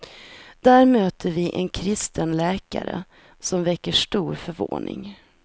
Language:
Swedish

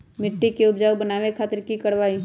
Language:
Magahi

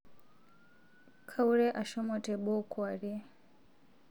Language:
Masai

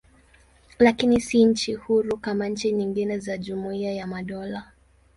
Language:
Swahili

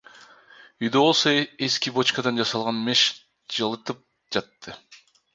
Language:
Kyrgyz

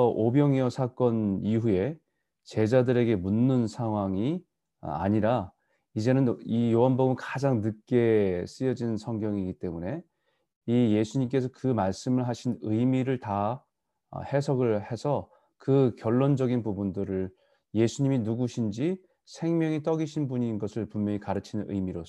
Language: Korean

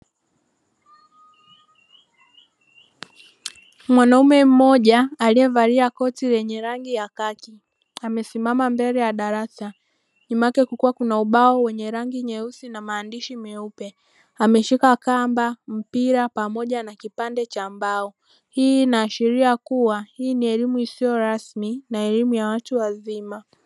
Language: Swahili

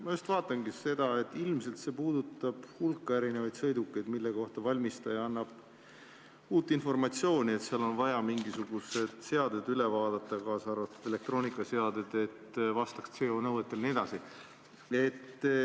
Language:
Estonian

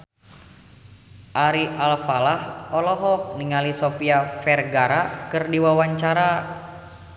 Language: Sundanese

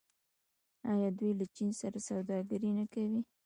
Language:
Pashto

